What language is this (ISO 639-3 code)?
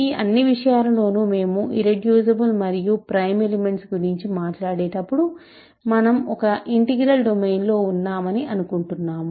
tel